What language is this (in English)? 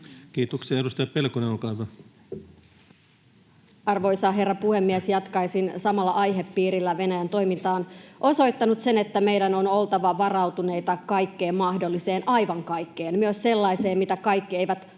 Finnish